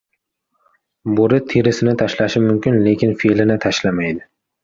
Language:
Uzbek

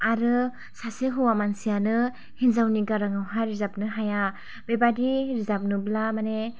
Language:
Bodo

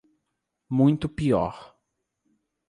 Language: Portuguese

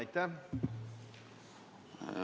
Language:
Estonian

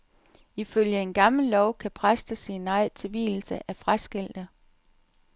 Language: Danish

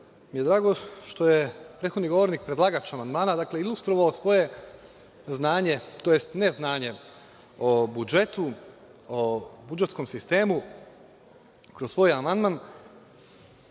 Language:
Serbian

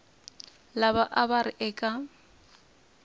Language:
Tsonga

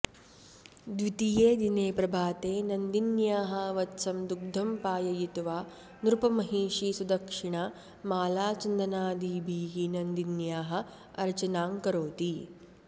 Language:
Sanskrit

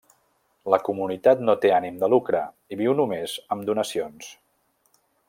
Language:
Catalan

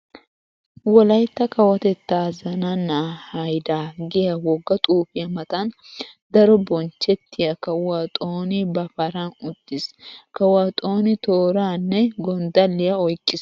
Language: Wolaytta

